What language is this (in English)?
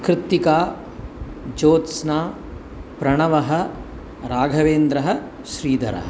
Sanskrit